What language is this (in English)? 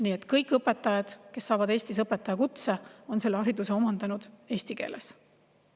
Estonian